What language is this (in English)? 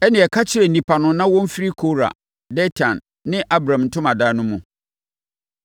Akan